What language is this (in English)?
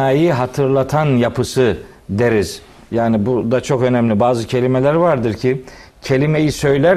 Turkish